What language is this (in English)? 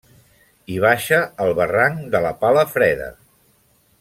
Catalan